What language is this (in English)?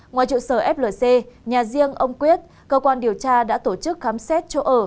Vietnamese